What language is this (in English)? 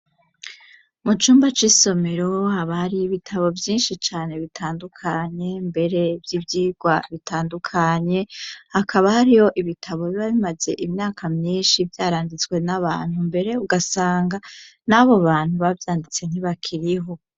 Rundi